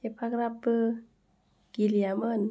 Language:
Bodo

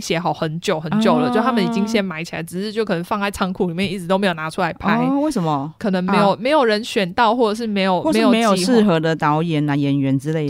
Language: Chinese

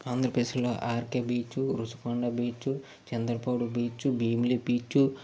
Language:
Telugu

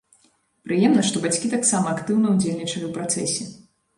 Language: Belarusian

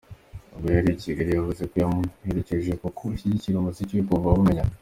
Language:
Kinyarwanda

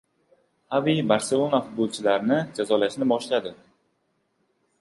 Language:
Uzbek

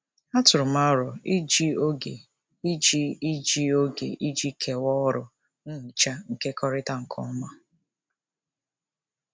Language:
Igbo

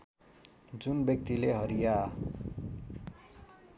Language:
Nepali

